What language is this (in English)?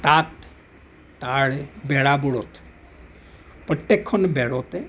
Assamese